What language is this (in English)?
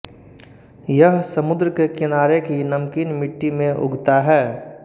Hindi